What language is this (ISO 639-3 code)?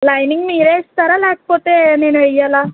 tel